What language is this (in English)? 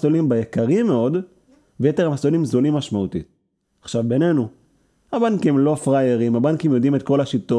Hebrew